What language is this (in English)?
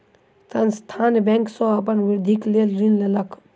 Maithili